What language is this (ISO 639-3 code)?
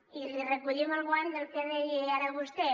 cat